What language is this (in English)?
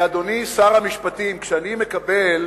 Hebrew